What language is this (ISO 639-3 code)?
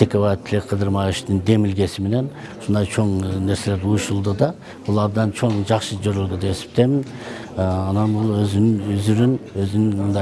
tur